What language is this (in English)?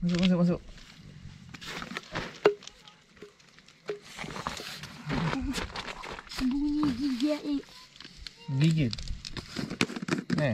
Malay